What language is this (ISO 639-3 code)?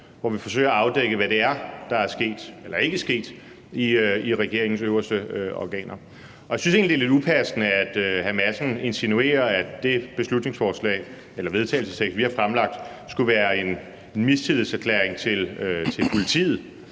dan